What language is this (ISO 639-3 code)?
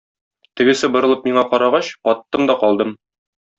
tat